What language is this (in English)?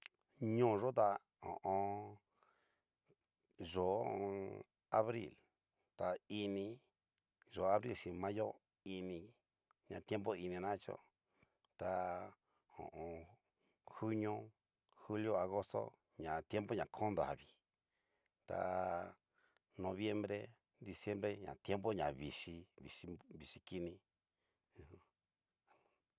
Cacaloxtepec Mixtec